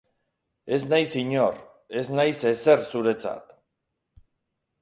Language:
Basque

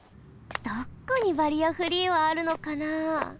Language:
Japanese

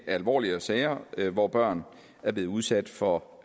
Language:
Danish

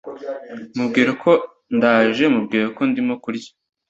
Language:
Kinyarwanda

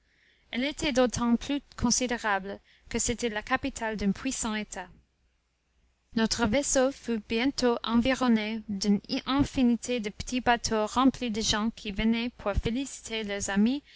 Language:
French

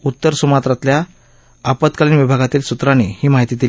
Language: Marathi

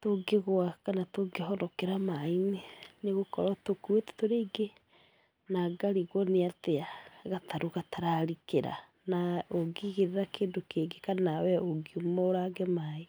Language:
Kikuyu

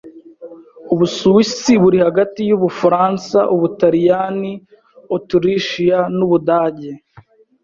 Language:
Kinyarwanda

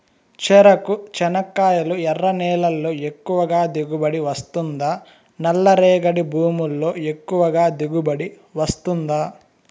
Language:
Telugu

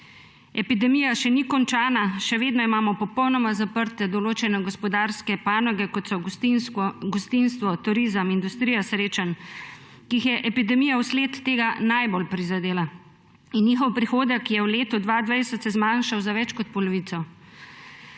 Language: Slovenian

